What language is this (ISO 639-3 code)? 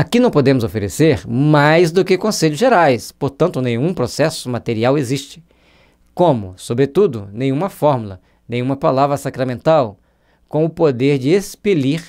por